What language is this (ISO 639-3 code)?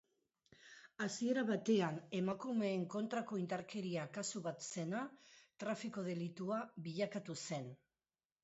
eus